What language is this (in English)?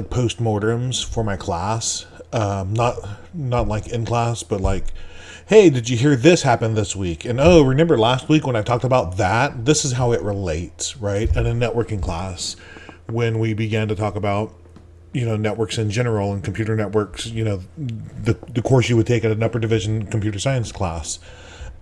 English